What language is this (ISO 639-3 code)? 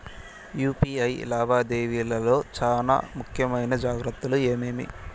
tel